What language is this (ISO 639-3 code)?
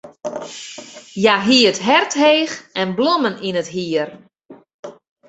fry